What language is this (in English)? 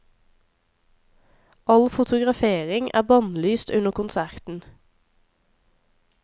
Norwegian